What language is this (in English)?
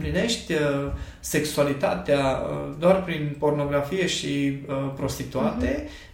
Romanian